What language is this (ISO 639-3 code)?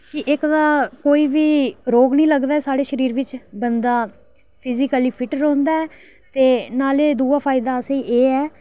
doi